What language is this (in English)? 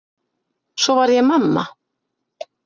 Icelandic